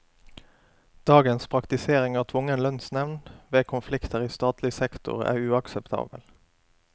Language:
Norwegian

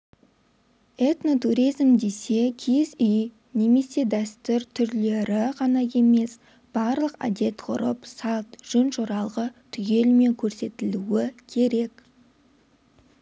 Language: Kazakh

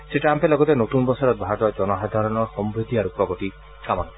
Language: Assamese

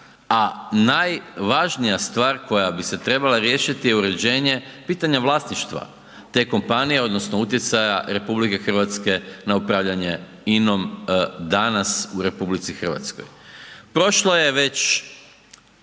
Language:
Croatian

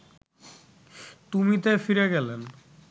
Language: Bangla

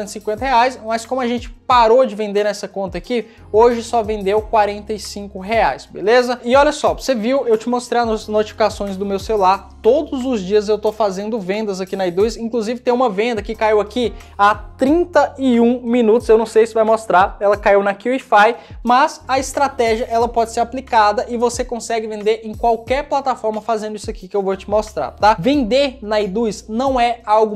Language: Portuguese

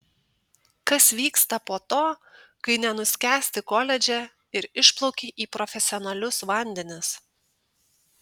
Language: Lithuanian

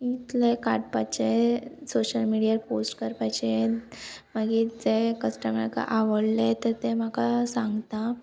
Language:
Konkani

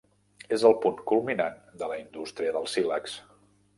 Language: Catalan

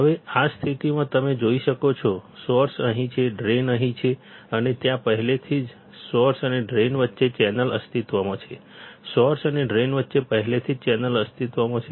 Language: Gujarati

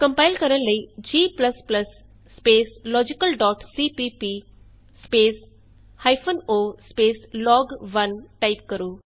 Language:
Punjabi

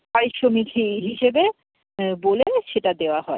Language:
Bangla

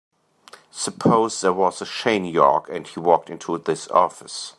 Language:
English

